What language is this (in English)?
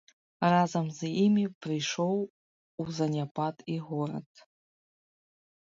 Belarusian